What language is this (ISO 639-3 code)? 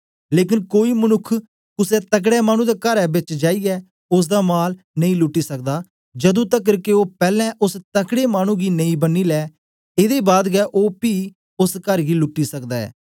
doi